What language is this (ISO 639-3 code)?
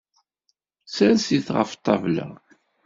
kab